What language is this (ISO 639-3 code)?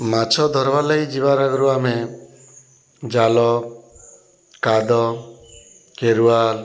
ori